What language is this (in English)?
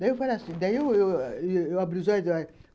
Portuguese